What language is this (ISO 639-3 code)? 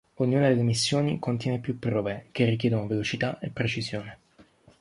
ita